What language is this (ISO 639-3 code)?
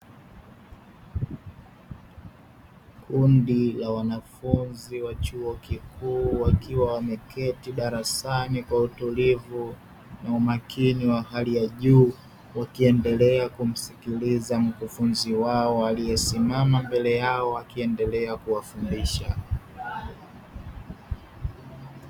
swa